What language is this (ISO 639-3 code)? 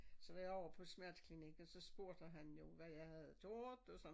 dan